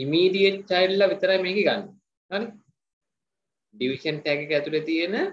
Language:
Hindi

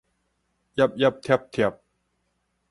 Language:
Min Nan Chinese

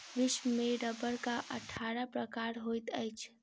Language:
Maithili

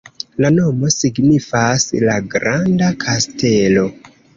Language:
Esperanto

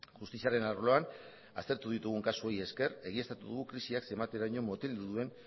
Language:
Basque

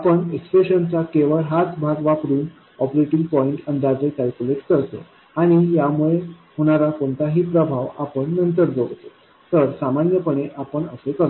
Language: Marathi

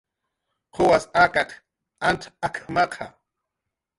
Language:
Jaqaru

